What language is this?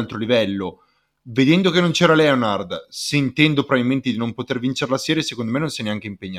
Italian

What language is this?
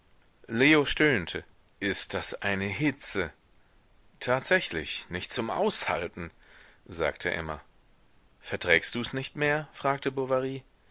German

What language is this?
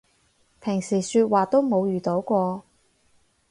Cantonese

